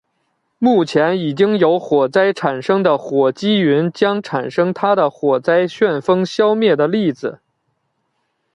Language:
Chinese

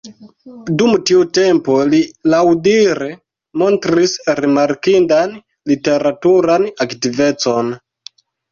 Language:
Esperanto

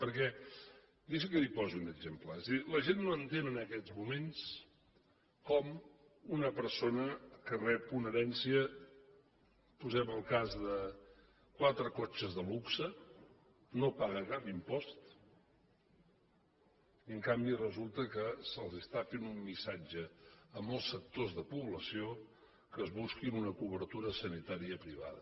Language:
Catalan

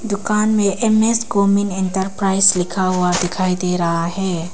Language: Hindi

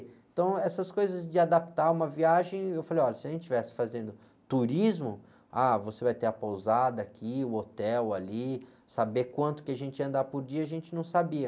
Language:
Portuguese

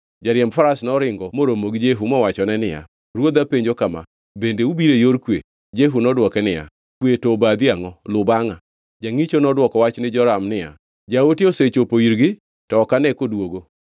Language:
Luo (Kenya and Tanzania)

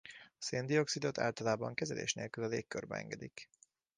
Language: Hungarian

